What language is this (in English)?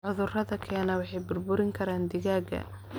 Somali